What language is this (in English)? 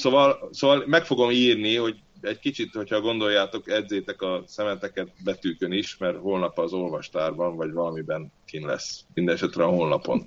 Hungarian